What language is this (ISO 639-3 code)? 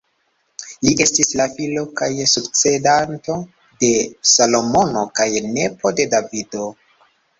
epo